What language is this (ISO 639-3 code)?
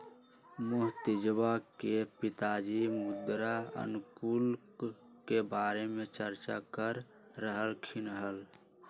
mag